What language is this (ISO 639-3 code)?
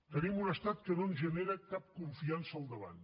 cat